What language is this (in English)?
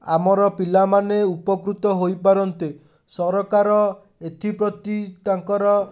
Odia